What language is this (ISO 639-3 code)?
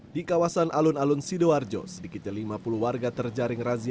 ind